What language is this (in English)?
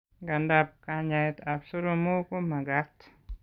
Kalenjin